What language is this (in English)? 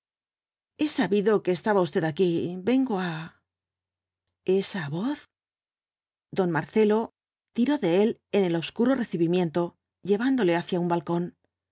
Spanish